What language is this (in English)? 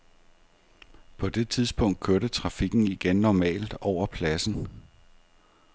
Danish